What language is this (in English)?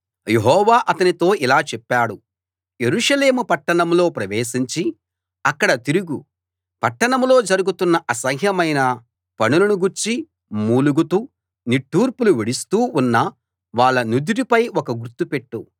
Telugu